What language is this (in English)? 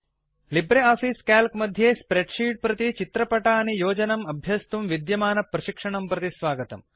Sanskrit